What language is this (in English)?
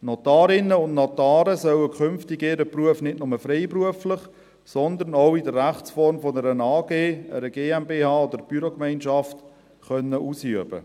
Swiss German